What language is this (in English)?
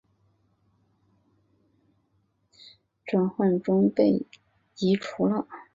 Chinese